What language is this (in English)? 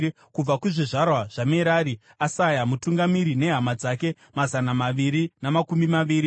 Shona